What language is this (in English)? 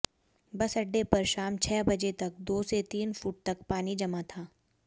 Hindi